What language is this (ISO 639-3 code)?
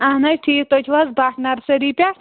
kas